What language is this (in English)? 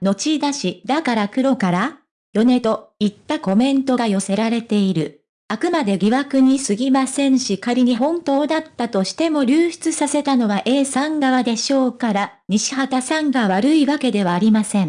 Japanese